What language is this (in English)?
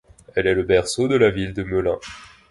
French